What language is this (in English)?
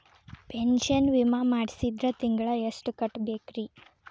Kannada